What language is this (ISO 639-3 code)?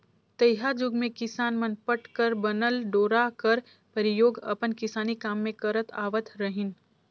hne